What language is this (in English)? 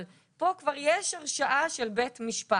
Hebrew